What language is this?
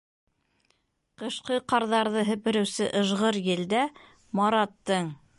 Bashkir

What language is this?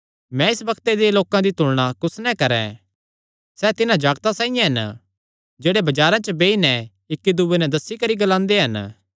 Kangri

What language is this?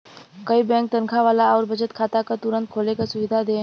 Bhojpuri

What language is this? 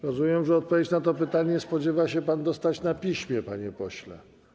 Polish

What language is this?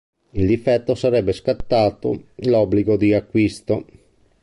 Italian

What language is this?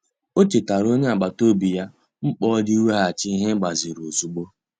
Igbo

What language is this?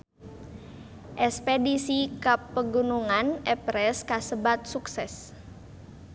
Sundanese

